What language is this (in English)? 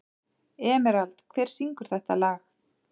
Icelandic